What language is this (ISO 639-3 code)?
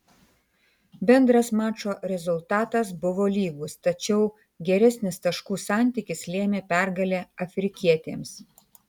lit